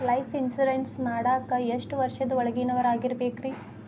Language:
Kannada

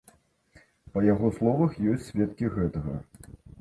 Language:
Belarusian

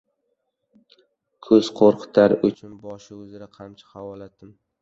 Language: Uzbek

